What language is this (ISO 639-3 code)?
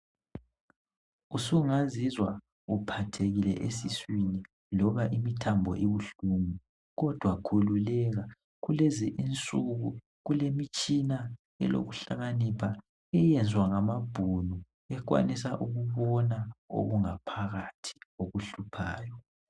nde